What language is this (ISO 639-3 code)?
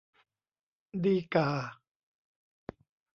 tha